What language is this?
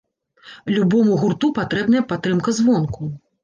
Belarusian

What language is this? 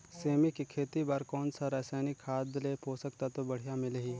Chhattisgarhi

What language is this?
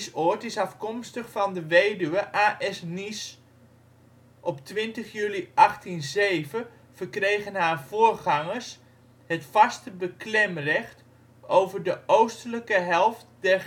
Dutch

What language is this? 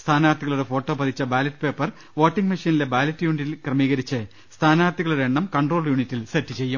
Malayalam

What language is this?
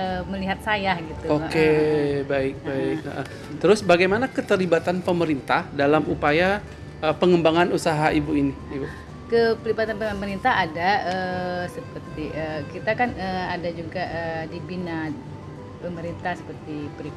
Indonesian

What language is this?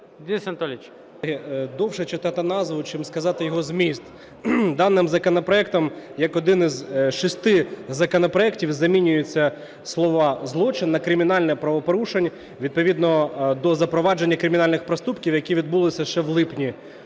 Ukrainian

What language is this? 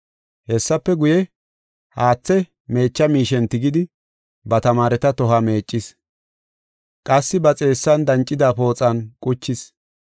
Gofa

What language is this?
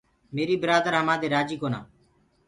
Gurgula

